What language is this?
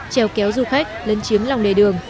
Vietnamese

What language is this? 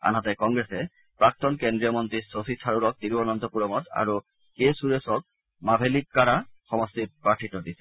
Assamese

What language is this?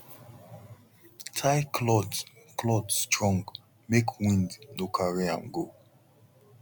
Nigerian Pidgin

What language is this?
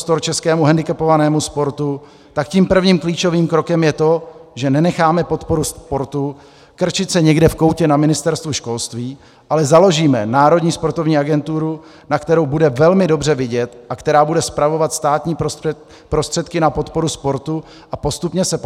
Czech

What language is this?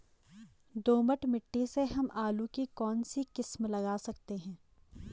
Hindi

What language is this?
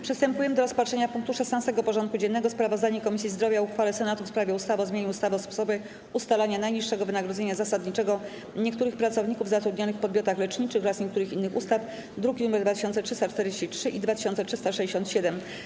Polish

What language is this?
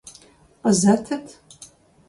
Kabardian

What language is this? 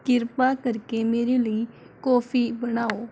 Punjabi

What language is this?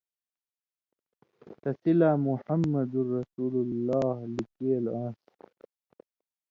Indus Kohistani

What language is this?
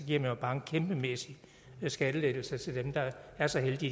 Danish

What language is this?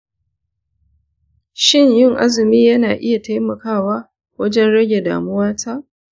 Hausa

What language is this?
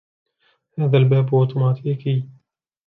Arabic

